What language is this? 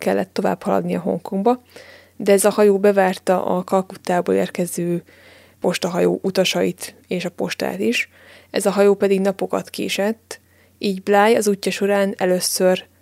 Hungarian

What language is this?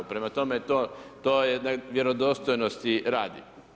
Croatian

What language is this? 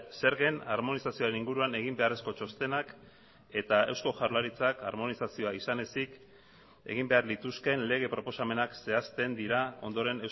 Basque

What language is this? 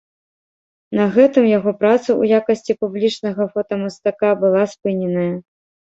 Belarusian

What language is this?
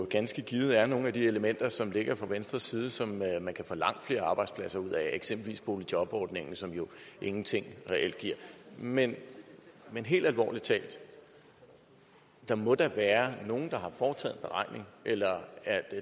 Danish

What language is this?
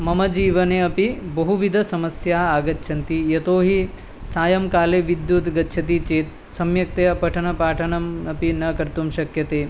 Sanskrit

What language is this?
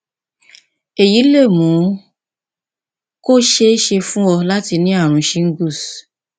Yoruba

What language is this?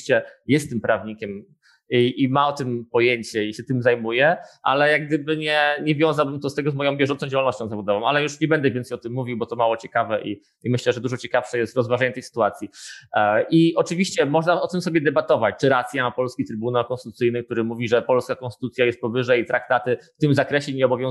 Polish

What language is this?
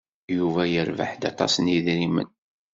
Kabyle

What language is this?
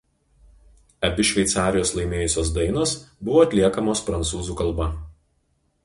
Lithuanian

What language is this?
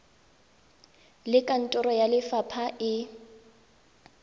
Tswana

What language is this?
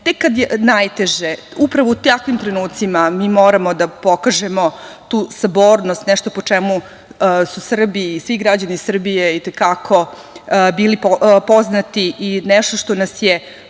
Serbian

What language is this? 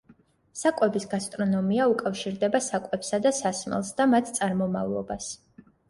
Georgian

